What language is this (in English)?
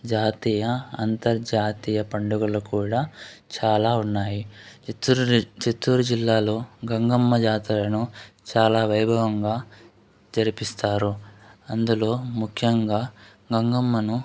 Telugu